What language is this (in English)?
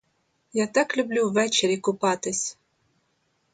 Ukrainian